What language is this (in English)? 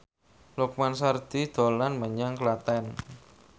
Javanese